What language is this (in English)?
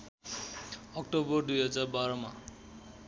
Nepali